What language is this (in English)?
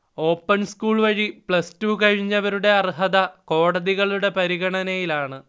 Malayalam